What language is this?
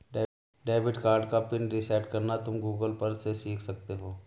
Hindi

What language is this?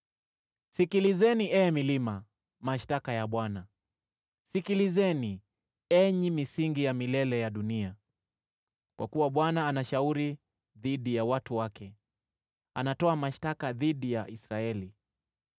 Swahili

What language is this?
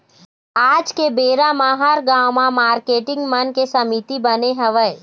Chhattisgarhi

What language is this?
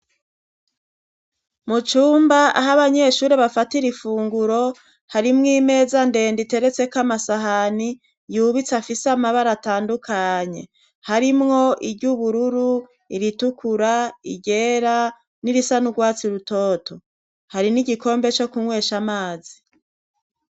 Rundi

